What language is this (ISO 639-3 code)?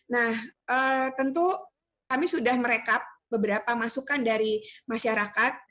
ind